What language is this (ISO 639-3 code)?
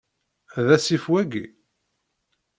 kab